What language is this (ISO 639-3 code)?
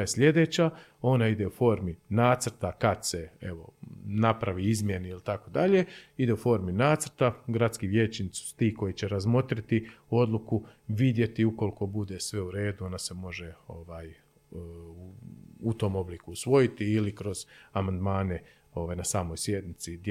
hrv